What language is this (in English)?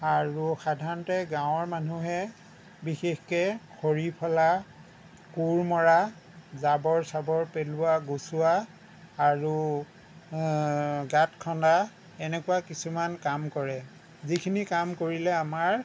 Assamese